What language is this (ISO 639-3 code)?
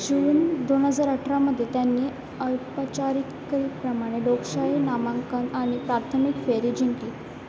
mar